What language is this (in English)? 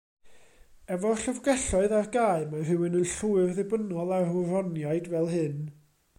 Welsh